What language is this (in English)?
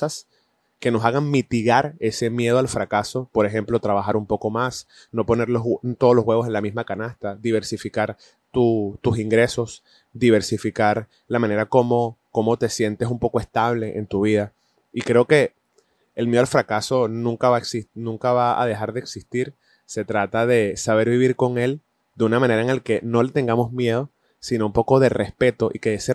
Spanish